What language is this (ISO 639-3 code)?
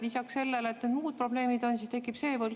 est